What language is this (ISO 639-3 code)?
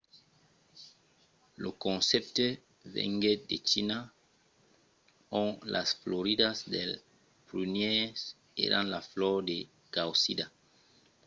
oci